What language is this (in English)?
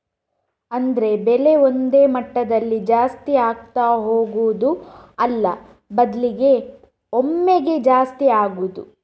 Kannada